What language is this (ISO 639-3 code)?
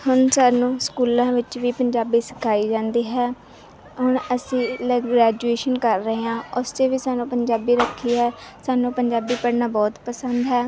pan